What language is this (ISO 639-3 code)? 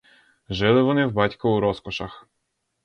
ukr